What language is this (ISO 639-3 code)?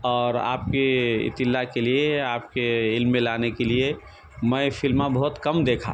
urd